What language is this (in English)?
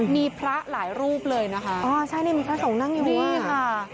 Thai